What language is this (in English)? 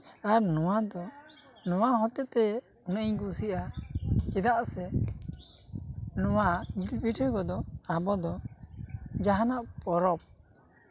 Santali